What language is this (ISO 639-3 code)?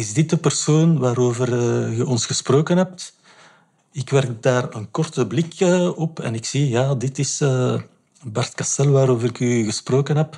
nld